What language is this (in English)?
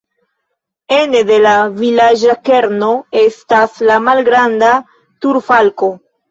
Esperanto